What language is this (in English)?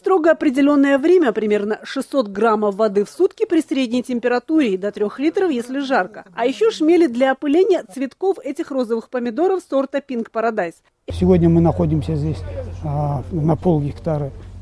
Russian